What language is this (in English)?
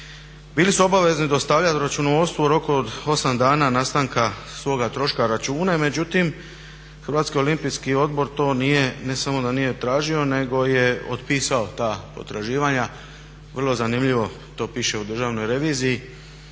Croatian